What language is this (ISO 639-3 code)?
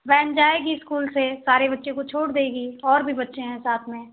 hin